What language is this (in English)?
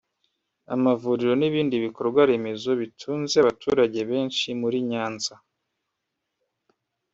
Kinyarwanda